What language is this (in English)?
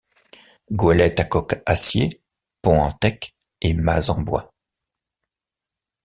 French